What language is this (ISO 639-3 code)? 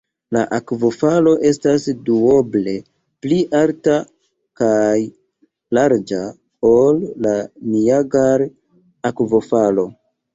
epo